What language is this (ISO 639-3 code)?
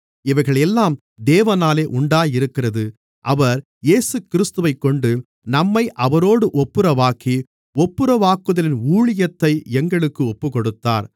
tam